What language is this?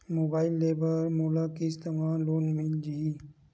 Chhattisgarhi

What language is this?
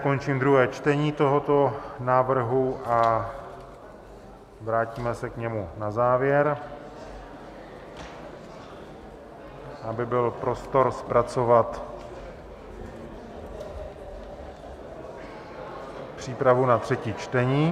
Czech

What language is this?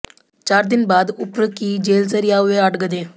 Hindi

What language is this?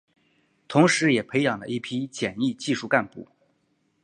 Chinese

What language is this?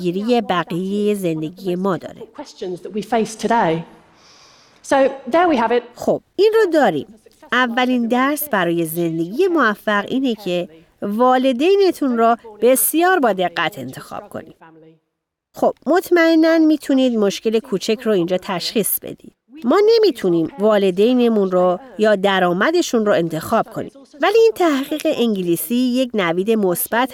Persian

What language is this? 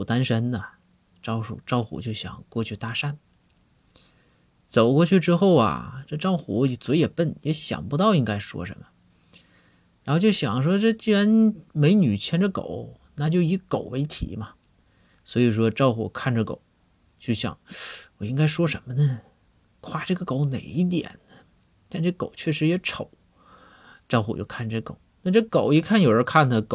Chinese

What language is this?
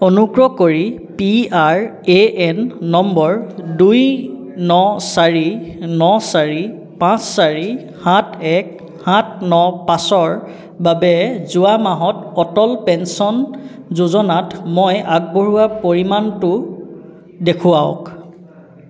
Assamese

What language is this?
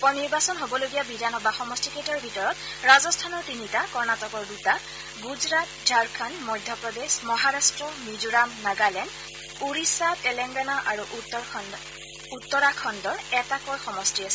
Assamese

